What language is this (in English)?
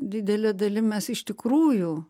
Lithuanian